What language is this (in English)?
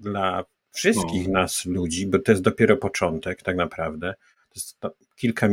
Polish